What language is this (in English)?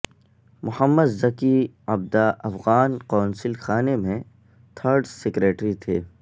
Urdu